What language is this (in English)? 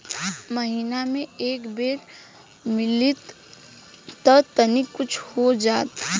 Bhojpuri